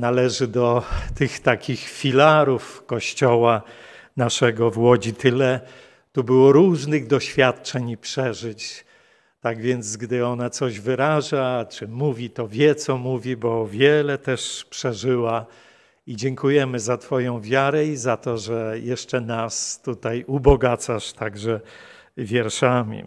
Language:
Polish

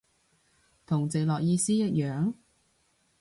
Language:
Cantonese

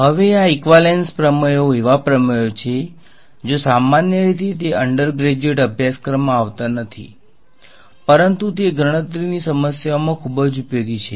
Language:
Gujarati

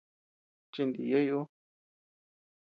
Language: Tepeuxila Cuicatec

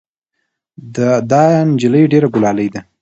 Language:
Pashto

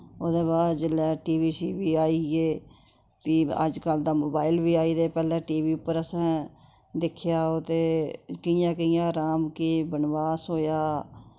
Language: Dogri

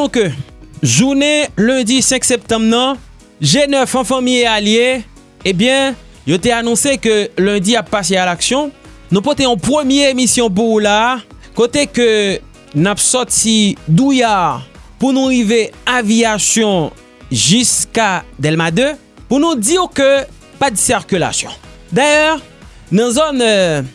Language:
French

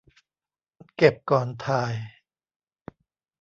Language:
Thai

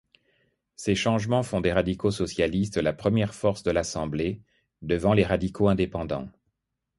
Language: French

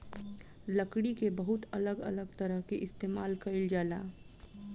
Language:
Bhojpuri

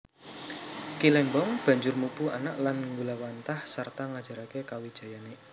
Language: Javanese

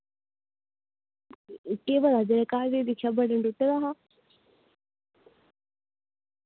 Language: Dogri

